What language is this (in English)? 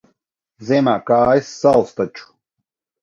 Latvian